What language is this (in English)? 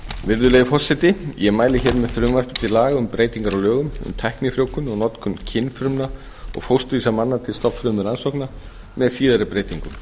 Icelandic